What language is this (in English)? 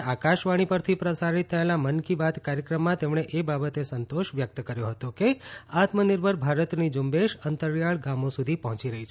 Gujarati